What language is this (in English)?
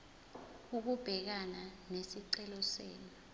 Zulu